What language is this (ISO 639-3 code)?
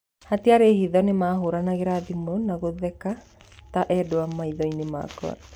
kik